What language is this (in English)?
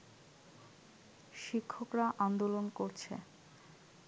Bangla